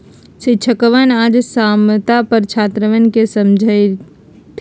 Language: Magahi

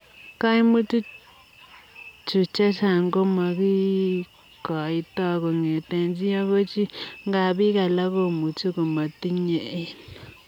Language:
Kalenjin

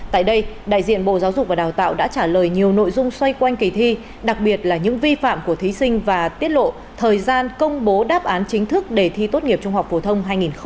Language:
Vietnamese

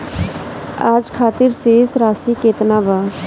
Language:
Bhojpuri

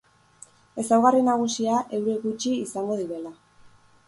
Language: Basque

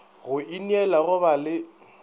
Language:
Northern Sotho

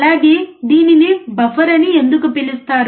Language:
Telugu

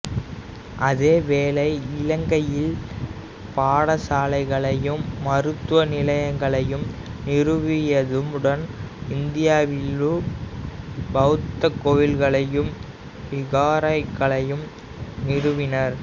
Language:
Tamil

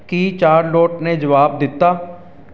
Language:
Punjabi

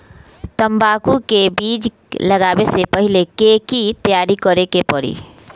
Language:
Magahi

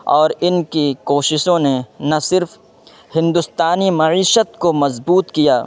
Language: Urdu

